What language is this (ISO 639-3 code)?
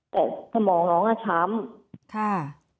tha